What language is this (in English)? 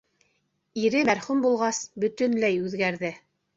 Bashkir